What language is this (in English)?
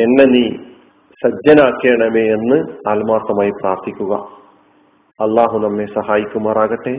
Malayalam